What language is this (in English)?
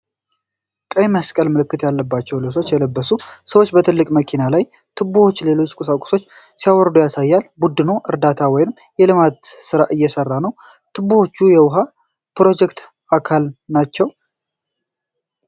Amharic